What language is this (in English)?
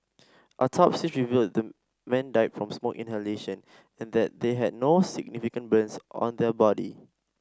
English